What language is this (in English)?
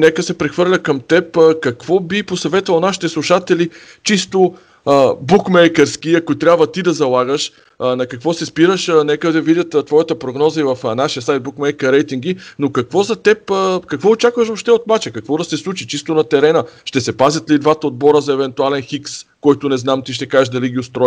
Bulgarian